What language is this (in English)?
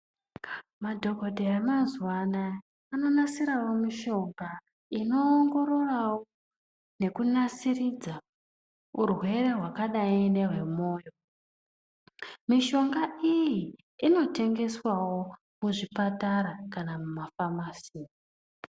Ndau